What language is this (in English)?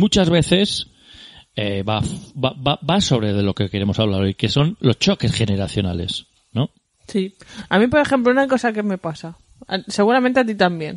Spanish